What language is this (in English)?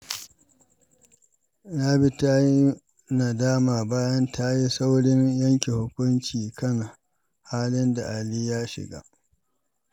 Hausa